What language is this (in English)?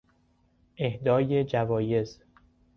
Persian